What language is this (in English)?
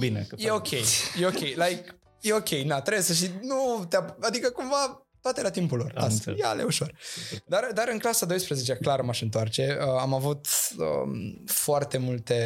Romanian